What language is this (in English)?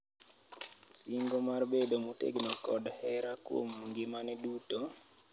Luo (Kenya and Tanzania)